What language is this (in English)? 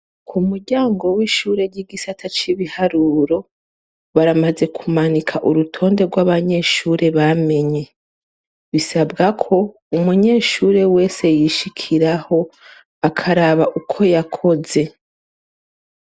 Rundi